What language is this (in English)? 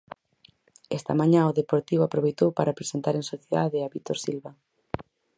Galician